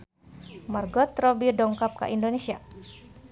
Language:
Sundanese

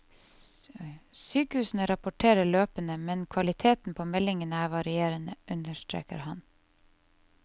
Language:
Norwegian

